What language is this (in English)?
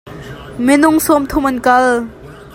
Hakha Chin